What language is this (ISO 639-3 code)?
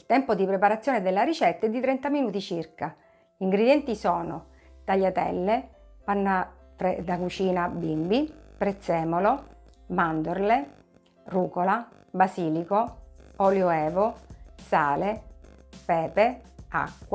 ita